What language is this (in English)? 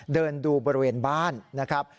Thai